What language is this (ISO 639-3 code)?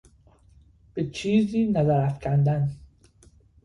fas